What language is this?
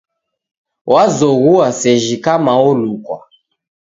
Taita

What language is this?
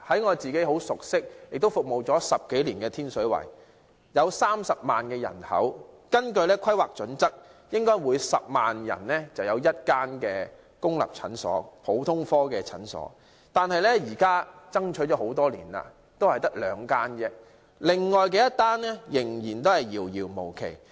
Cantonese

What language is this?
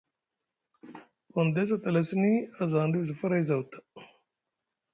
Musgu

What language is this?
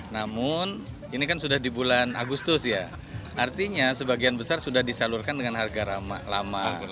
Indonesian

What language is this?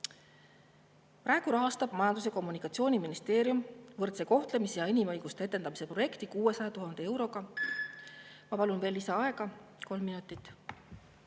Estonian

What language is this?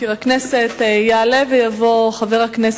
Hebrew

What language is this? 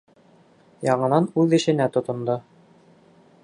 Bashkir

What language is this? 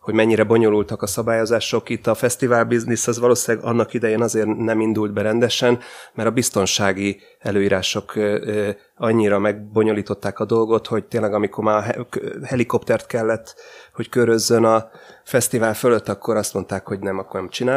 Hungarian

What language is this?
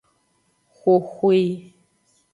Aja (Benin)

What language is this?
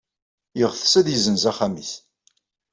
Kabyle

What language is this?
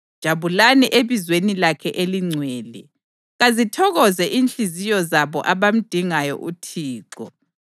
North Ndebele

